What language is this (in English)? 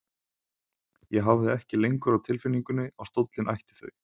Icelandic